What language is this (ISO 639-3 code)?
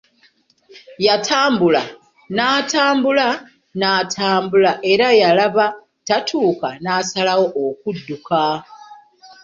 lug